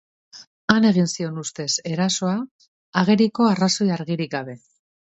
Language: Basque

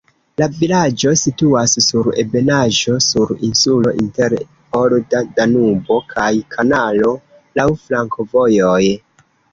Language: Esperanto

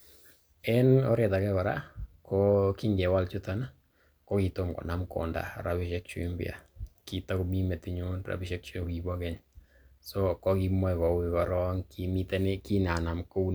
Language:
Kalenjin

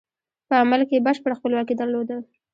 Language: Pashto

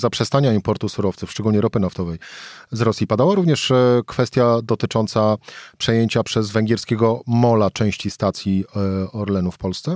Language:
Polish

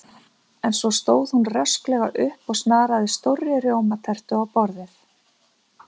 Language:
Icelandic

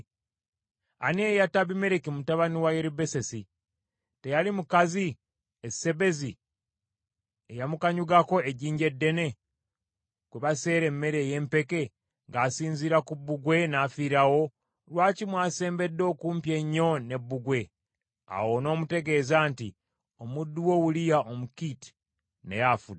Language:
Ganda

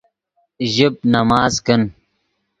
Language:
Yidgha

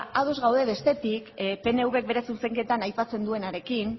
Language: Basque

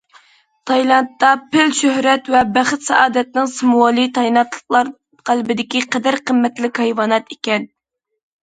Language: Uyghur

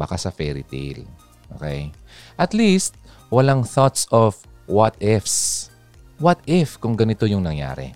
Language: Filipino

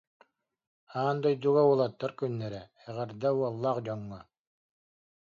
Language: Yakut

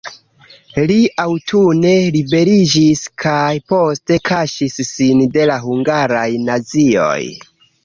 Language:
Esperanto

